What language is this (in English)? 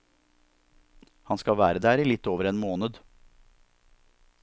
Norwegian